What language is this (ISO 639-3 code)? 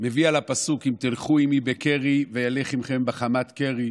heb